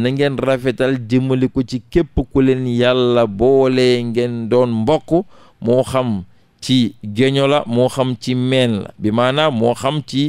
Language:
Indonesian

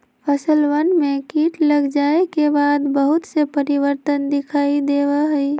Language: Magahi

